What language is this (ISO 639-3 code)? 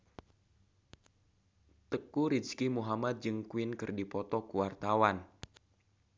sun